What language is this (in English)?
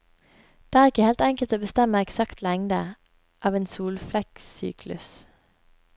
Norwegian